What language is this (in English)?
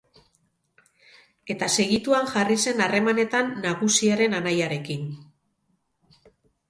Basque